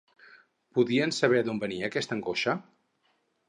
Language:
Catalan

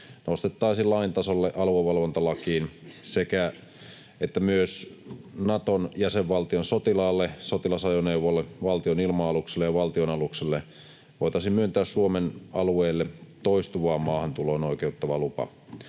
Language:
Finnish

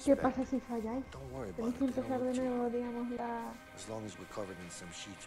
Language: Spanish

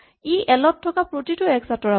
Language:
Assamese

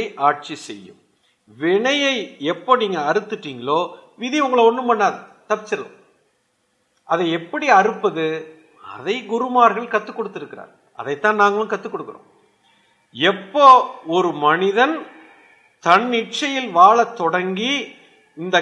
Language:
Tamil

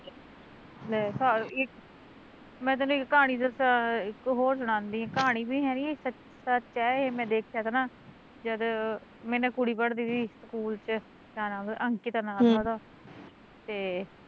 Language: Punjabi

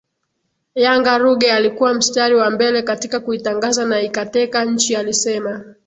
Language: Swahili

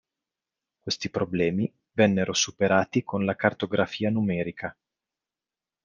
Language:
Italian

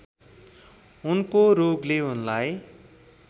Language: Nepali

